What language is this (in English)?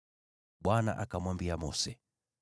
Swahili